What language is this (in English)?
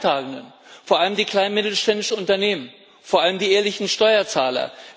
German